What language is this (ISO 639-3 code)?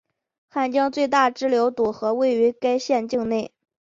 zho